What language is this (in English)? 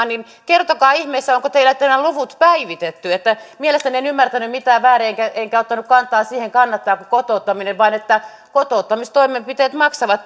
Finnish